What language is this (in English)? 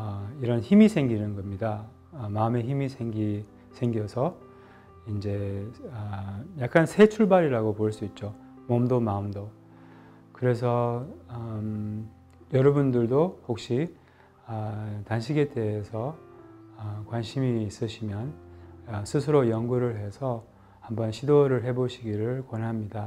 Korean